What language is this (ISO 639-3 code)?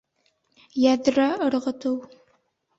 bak